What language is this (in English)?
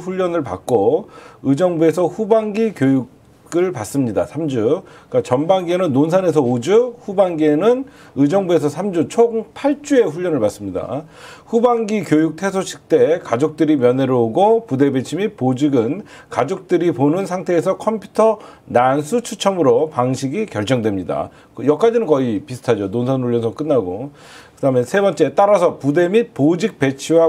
Korean